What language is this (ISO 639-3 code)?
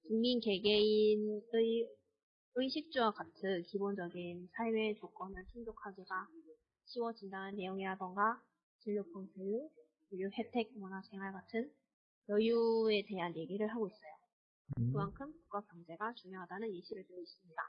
kor